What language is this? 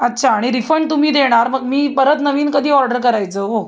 Marathi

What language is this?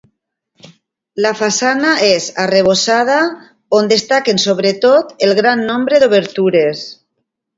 Catalan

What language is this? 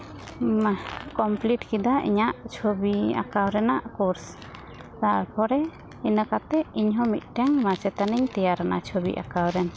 Santali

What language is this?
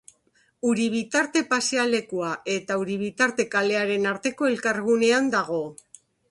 Basque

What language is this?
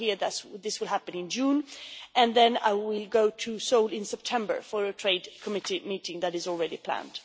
English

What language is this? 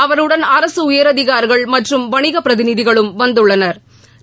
Tamil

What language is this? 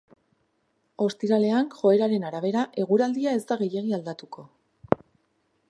Basque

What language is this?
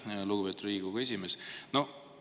Estonian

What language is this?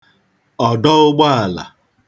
Igbo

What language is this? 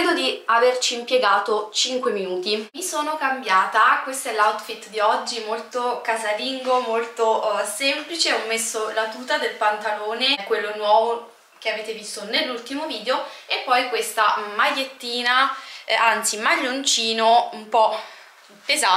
Italian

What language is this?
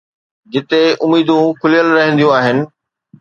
Sindhi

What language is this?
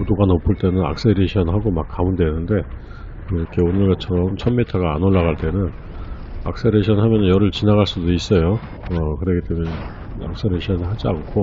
Korean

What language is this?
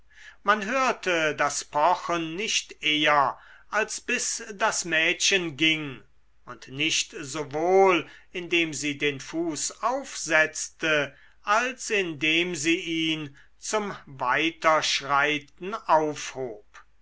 German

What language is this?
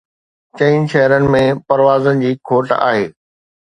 Sindhi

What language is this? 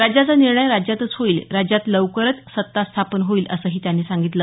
Marathi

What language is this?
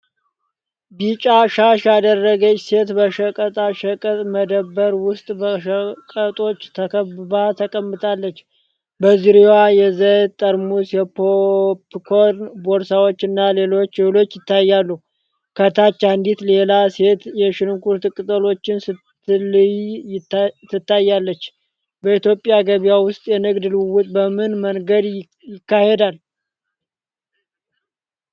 Amharic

